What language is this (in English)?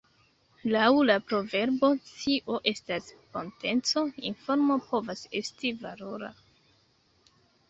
Esperanto